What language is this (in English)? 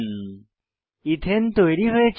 Bangla